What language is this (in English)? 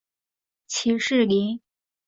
Chinese